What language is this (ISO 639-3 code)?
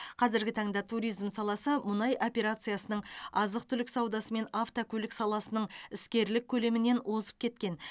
kaz